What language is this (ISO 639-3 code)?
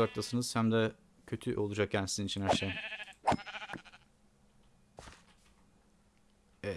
tur